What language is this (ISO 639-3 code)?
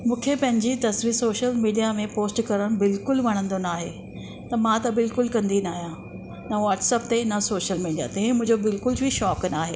snd